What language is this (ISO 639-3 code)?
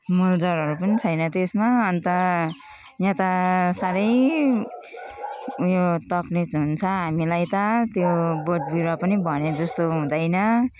nep